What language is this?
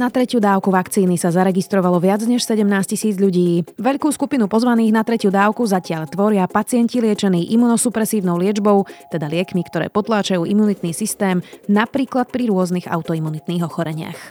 Slovak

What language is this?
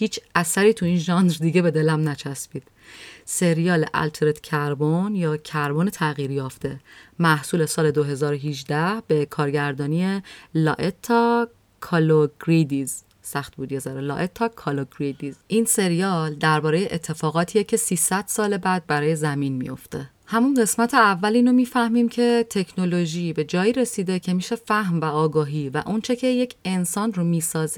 Persian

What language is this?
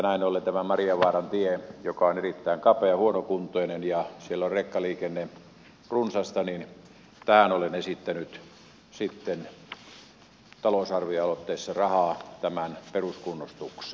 Finnish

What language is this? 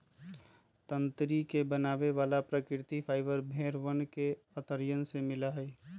Magahi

